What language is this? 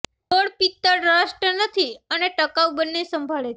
Gujarati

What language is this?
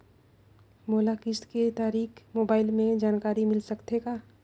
Chhattisgarhi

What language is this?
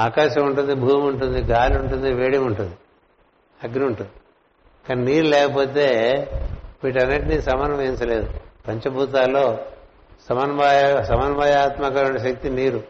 Telugu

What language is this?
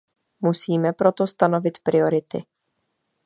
Czech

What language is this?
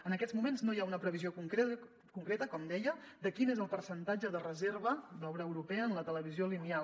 Catalan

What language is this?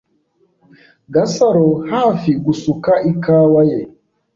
Kinyarwanda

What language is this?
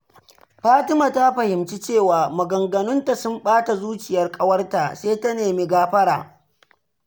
Hausa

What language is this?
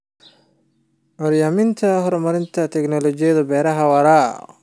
Somali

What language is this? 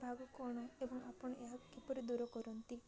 Odia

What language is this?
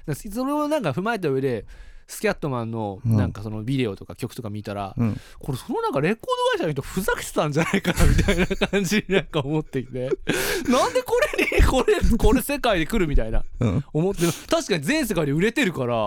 Japanese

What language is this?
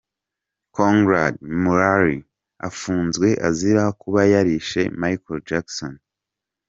Kinyarwanda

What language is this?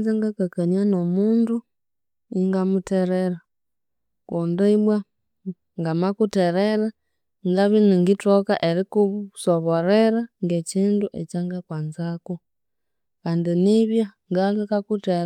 Konzo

